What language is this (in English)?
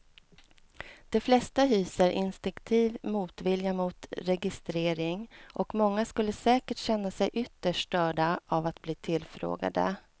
Swedish